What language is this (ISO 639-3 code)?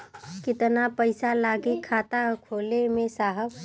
bho